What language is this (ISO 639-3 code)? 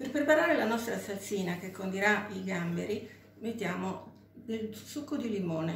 ita